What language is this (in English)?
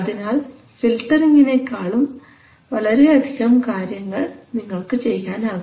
Malayalam